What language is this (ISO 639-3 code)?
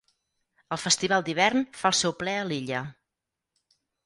cat